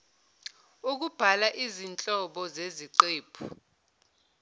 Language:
Zulu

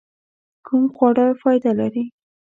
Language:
Pashto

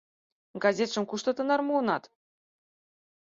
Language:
Mari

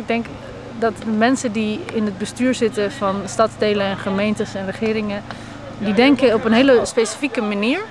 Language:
Dutch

